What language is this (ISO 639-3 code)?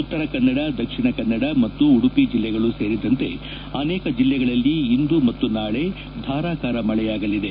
kan